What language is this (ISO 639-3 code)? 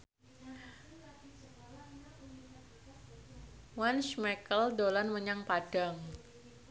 jav